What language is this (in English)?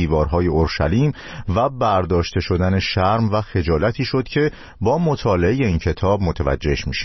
Persian